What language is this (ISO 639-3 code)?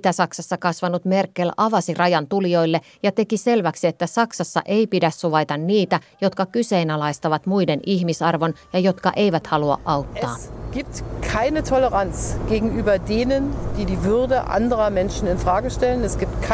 fin